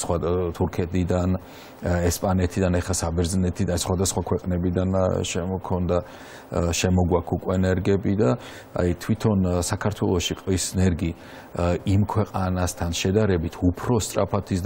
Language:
Romanian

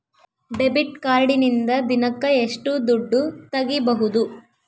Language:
Kannada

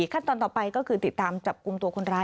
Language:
Thai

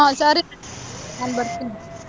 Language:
Kannada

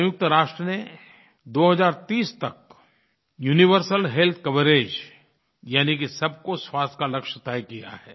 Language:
Hindi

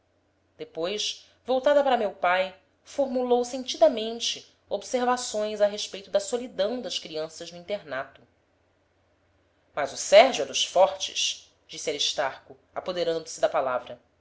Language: Portuguese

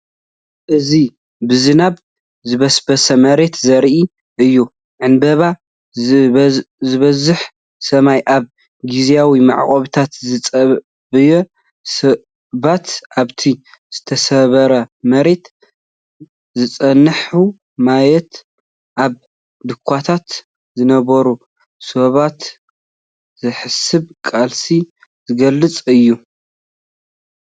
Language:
Tigrinya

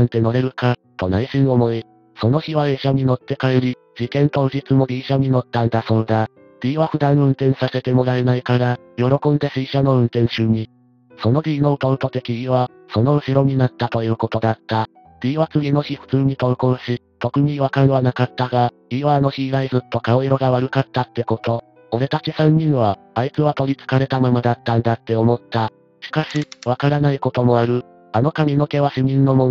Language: Japanese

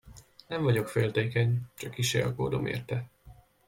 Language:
Hungarian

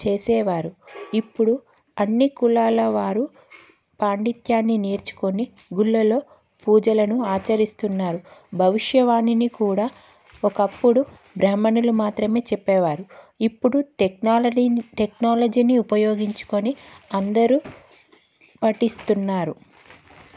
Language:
Telugu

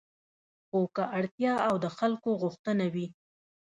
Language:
Pashto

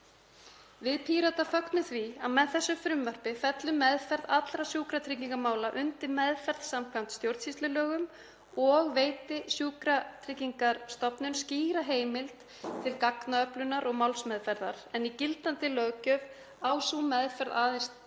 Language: Icelandic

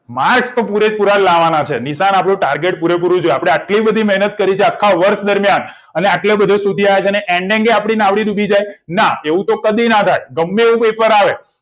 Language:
Gujarati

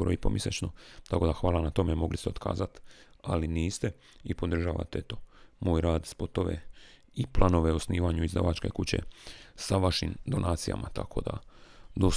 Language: Croatian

